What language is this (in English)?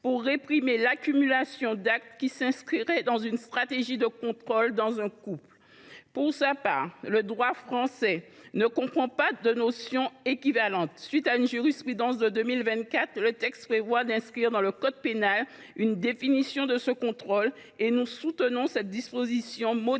French